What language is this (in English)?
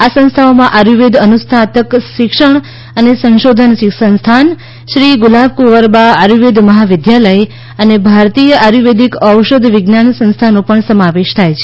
Gujarati